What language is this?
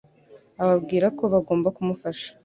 Kinyarwanda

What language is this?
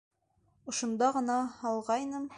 Bashkir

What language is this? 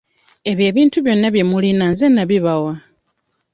Ganda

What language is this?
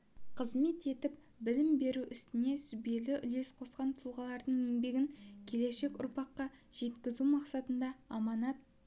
Kazakh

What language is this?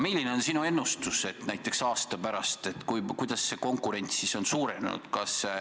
Estonian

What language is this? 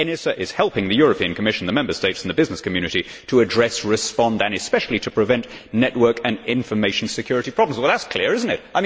English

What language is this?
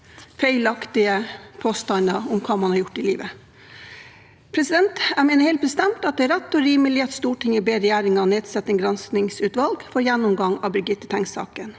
Norwegian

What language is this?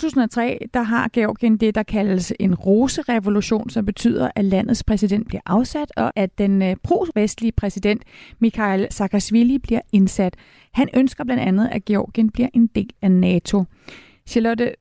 Danish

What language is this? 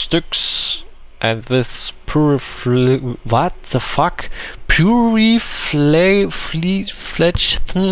German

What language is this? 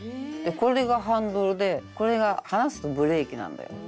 Japanese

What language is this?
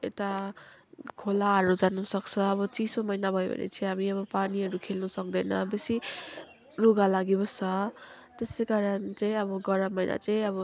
Nepali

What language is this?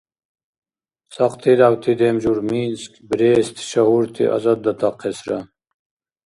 Dargwa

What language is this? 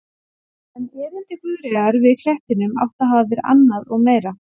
Icelandic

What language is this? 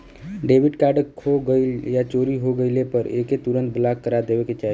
Bhojpuri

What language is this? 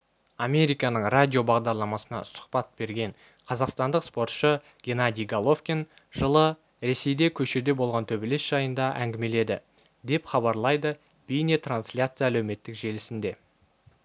Kazakh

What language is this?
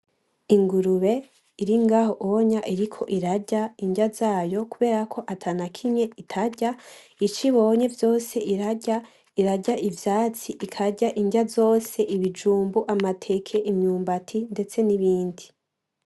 Rundi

